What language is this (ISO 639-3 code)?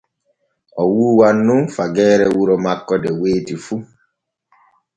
fue